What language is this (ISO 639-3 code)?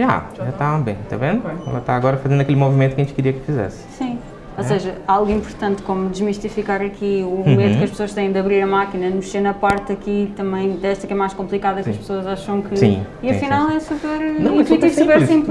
por